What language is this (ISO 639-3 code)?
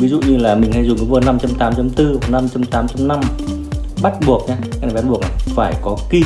vie